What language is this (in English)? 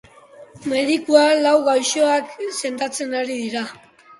Basque